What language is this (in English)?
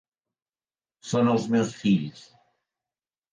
Catalan